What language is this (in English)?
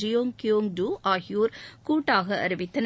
Tamil